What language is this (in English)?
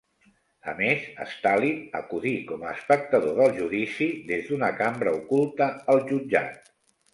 Catalan